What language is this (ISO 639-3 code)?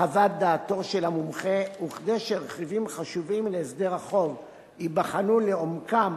heb